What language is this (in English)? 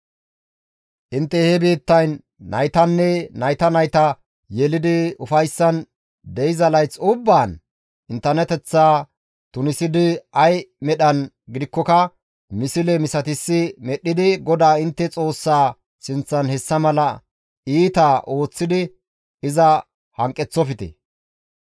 Gamo